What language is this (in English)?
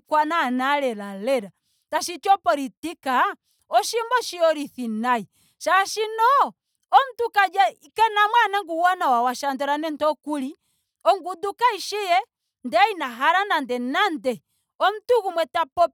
Ndonga